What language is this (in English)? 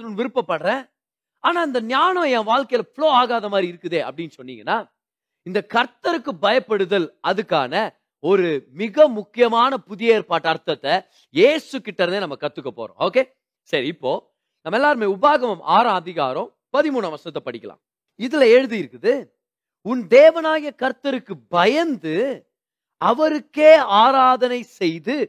Tamil